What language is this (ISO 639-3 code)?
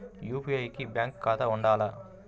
tel